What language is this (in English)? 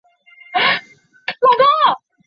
Chinese